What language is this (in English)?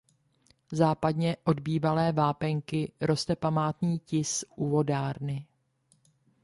Czech